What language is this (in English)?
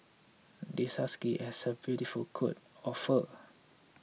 English